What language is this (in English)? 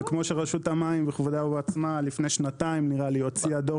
Hebrew